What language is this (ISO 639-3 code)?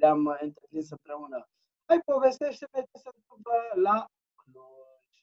ron